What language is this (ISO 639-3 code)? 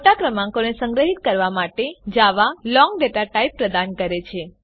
guj